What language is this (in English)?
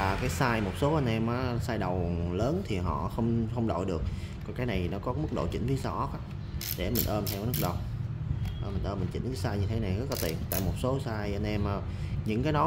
Vietnamese